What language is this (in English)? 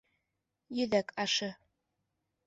Bashkir